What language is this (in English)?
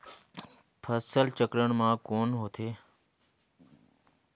Chhattisgarhi